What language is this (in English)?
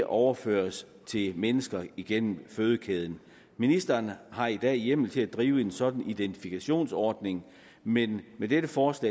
Danish